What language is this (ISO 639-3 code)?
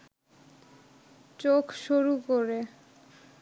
ben